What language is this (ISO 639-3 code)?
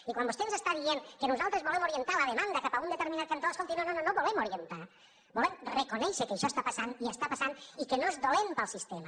cat